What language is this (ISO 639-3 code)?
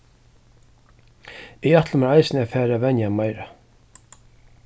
fao